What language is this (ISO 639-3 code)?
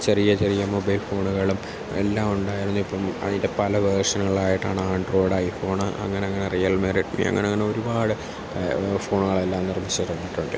mal